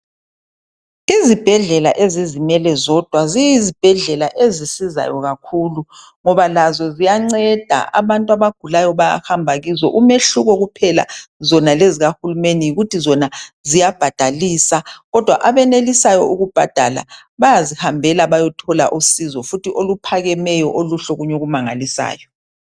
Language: North Ndebele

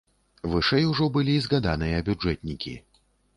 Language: Belarusian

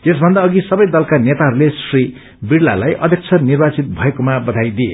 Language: Nepali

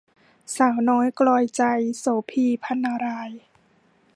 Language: Thai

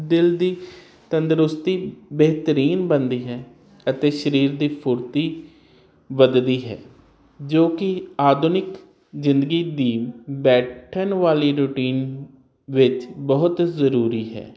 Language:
Punjabi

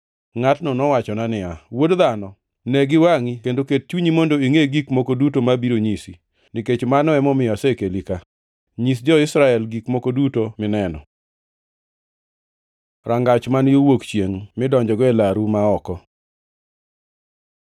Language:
Luo (Kenya and Tanzania)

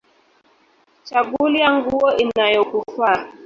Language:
Swahili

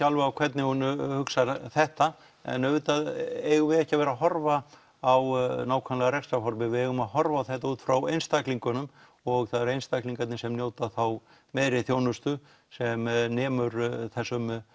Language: Icelandic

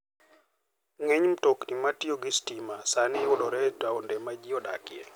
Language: Luo (Kenya and Tanzania)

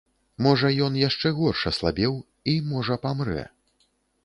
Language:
Belarusian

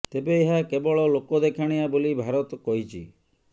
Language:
Odia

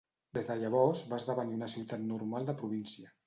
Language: Catalan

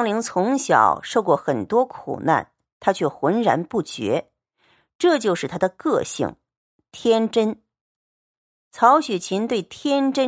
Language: Chinese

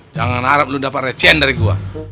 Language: Indonesian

